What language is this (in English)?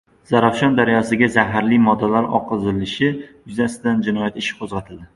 Uzbek